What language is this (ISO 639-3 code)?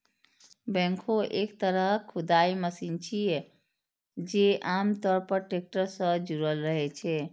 mai